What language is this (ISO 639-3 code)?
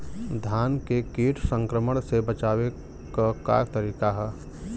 bho